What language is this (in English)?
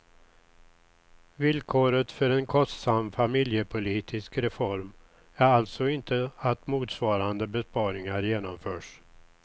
Swedish